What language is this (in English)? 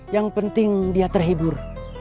Indonesian